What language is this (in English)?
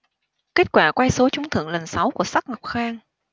Vietnamese